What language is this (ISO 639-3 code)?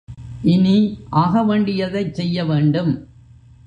tam